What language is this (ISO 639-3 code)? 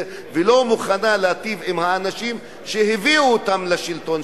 heb